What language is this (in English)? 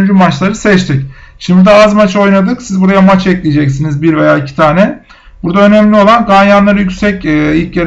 Turkish